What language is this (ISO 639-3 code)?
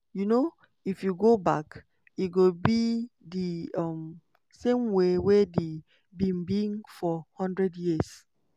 pcm